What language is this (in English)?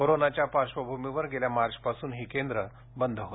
Marathi